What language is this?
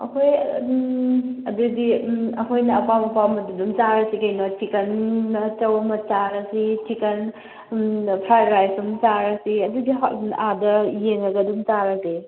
Manipuri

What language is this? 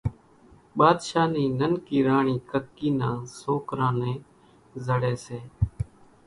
Kachi Koli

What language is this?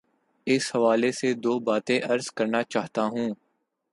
Urdu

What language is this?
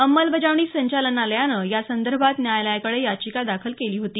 Marathi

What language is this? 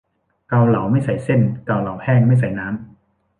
Thai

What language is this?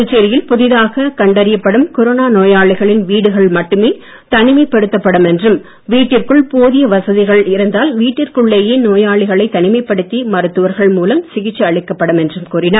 Tamil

